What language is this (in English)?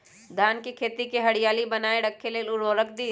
Magahi